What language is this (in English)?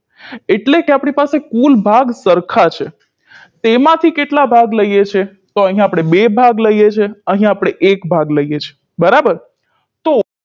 Gujarati